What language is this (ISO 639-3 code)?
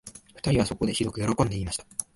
jpn